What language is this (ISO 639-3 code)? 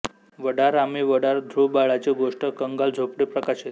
mar